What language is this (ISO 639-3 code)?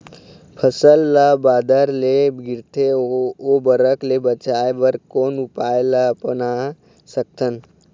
hne